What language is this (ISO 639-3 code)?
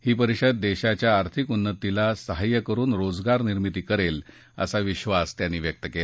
mar